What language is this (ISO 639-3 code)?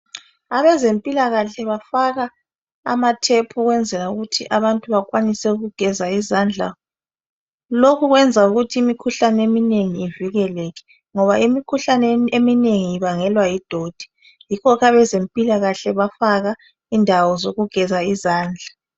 nde